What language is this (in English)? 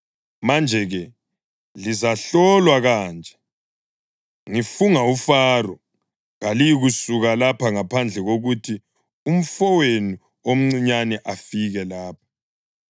North Ndebele